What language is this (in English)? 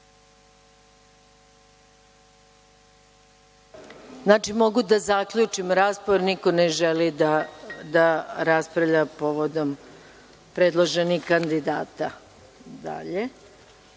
Serbian